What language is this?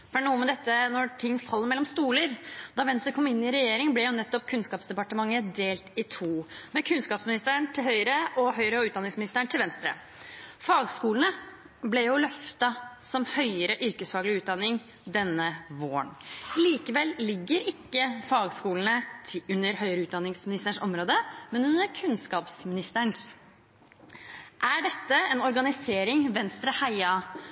Norwegian Bokmål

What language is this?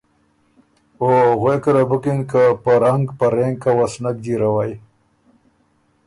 Ormuri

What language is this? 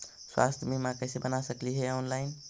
Magahi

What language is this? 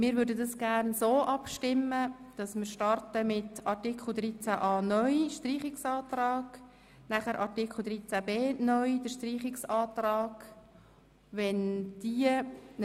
Swiss German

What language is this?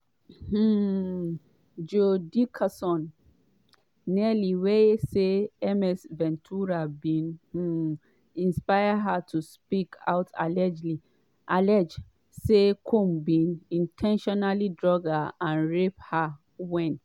Nigerian Pidgin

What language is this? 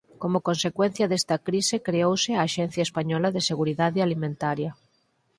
Galician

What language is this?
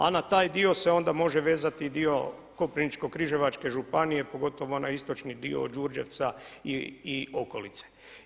Croatian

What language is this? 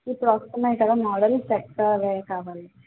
Telugu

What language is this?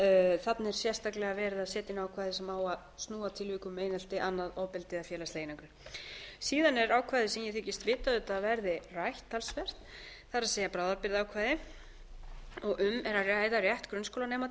Icelandic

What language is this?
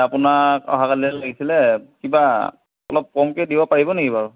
Assamese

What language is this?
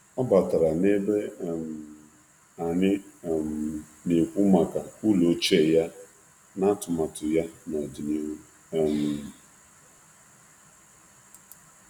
Igbo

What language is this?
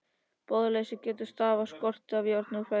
Icelandic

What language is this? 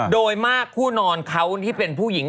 Thai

